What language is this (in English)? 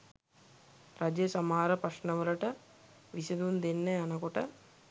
Sinhala